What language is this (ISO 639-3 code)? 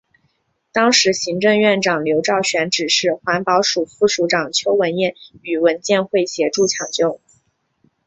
zho